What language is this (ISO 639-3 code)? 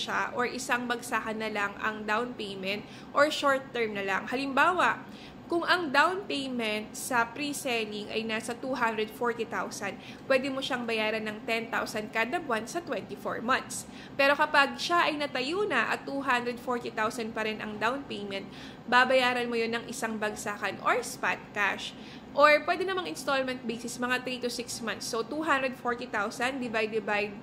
fil